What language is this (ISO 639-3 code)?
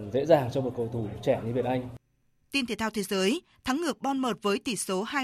vie